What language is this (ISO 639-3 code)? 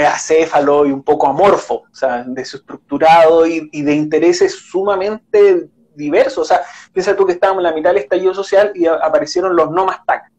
spa